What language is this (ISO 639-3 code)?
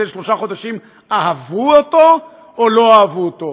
heb